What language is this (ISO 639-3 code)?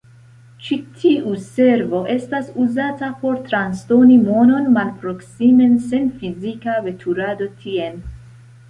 epo